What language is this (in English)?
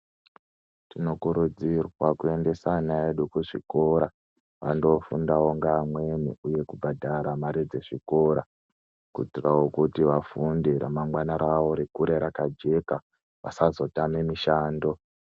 Ndau